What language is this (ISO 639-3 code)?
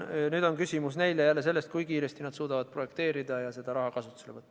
est